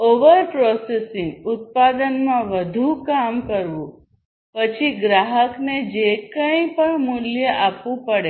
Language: Gujarati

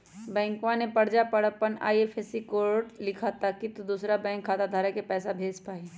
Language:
Magahi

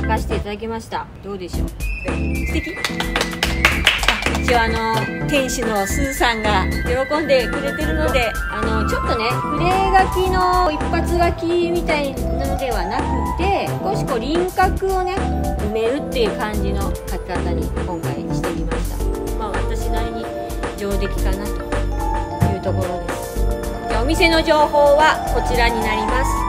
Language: Japanese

